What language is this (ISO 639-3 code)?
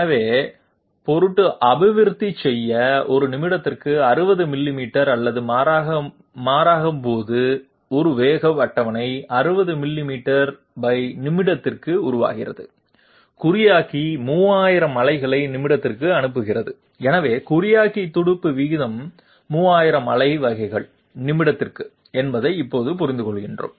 tam